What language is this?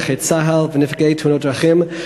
Hebrew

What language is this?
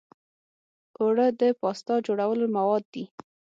Pashto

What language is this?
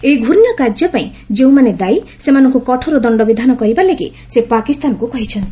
Odia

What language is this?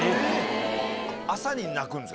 Japanese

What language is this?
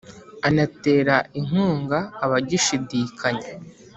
Kinyarwanda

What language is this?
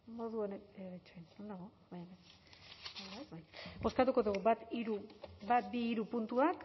Basque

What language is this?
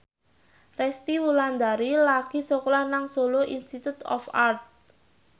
Javanese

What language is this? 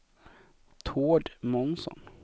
Swedish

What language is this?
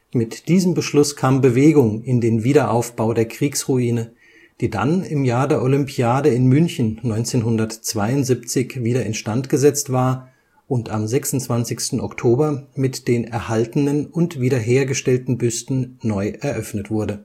German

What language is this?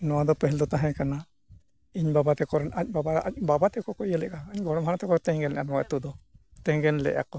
Santali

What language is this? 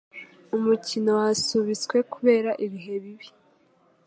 Kinyarwanda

